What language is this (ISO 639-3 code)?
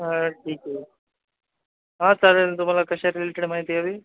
mar